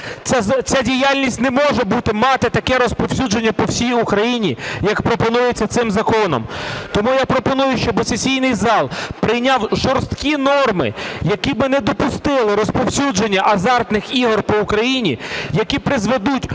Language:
Ukrainian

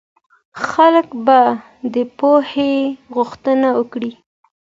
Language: Pashto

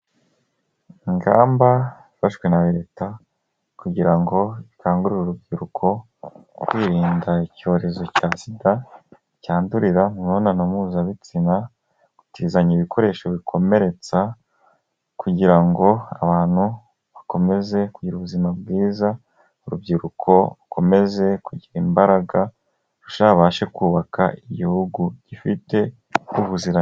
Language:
Kinyarwanda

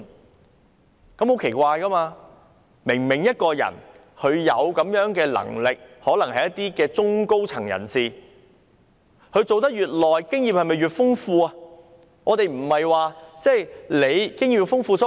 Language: Cantonese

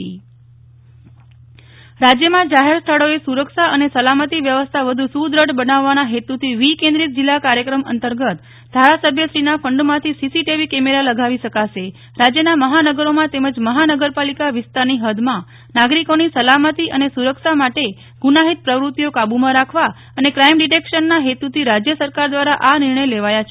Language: Gujarati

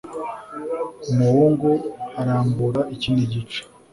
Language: Kinyarwanda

